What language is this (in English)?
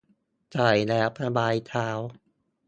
Thai